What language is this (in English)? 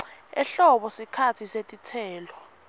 Swati